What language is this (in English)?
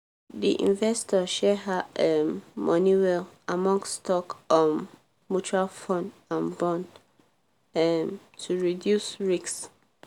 Nigerian Pidgin